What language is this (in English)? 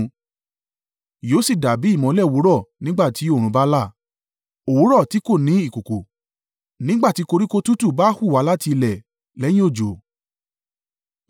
Yoruba